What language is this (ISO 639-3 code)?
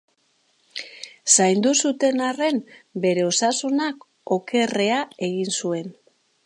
eus